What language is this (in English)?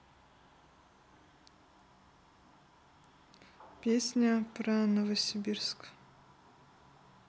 Russian